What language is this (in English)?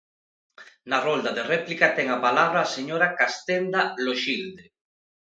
Galician